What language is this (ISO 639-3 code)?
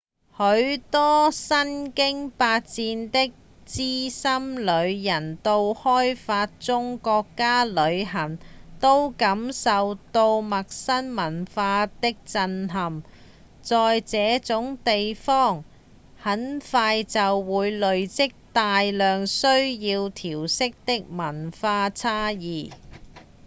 yue